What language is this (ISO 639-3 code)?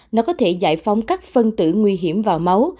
vie